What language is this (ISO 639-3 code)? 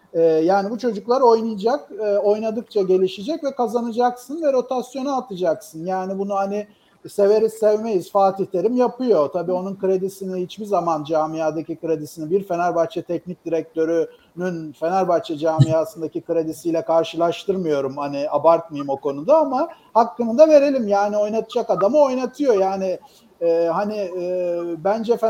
tur